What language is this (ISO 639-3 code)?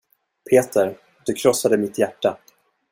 swe